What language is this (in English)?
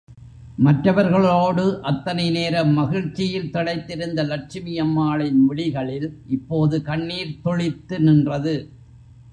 Tamil